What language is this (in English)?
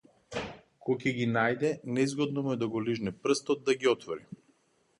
Macedonian